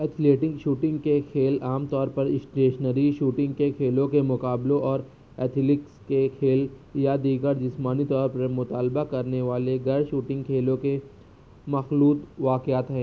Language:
Urdu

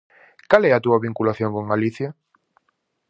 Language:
Galician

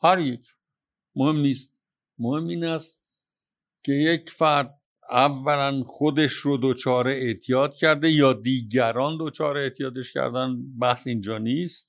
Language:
Persian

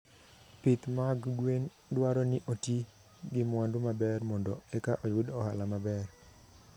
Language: Luo (Kenya and Tanzania)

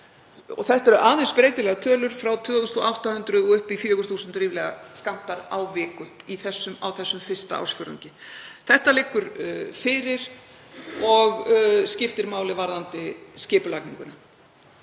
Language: Icelandic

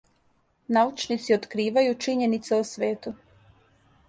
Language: Serbian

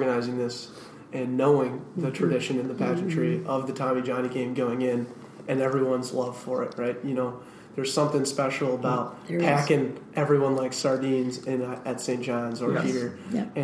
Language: English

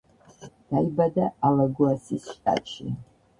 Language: Georgian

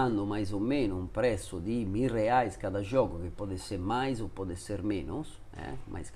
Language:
Italian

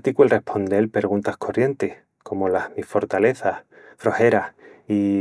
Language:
Extremaduran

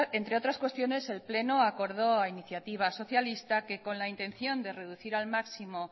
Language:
Spanish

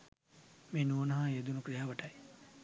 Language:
Sinhala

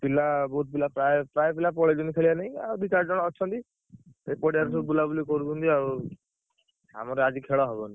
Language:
Odia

